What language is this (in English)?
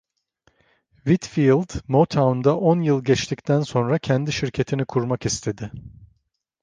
Turkish